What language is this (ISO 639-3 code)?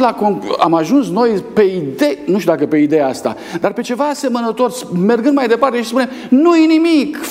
ron